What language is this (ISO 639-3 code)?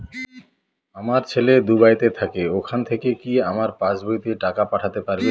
ben